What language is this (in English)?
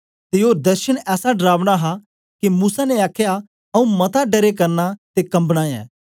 Dogri